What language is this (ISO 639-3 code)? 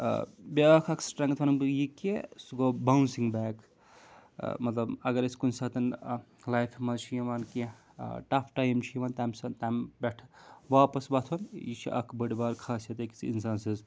kas